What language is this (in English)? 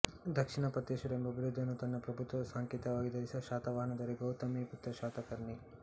Kannada